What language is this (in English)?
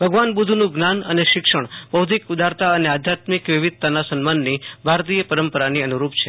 Gujarati